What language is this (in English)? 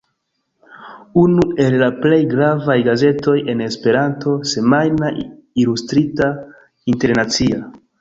Esperanto